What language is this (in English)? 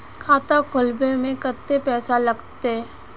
Magahi